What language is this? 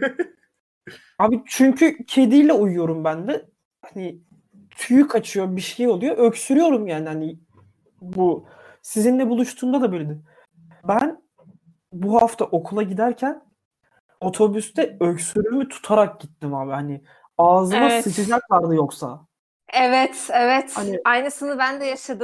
Turkish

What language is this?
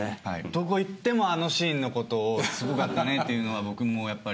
Japanese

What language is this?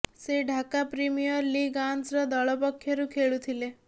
Odia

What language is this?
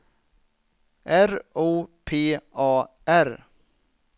Swedish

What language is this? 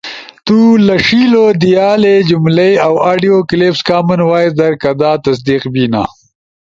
Ushojo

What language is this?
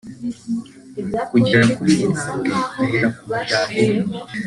Kinyarwanda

